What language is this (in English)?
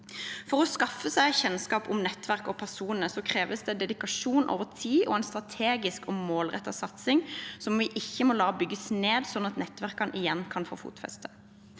Norwegian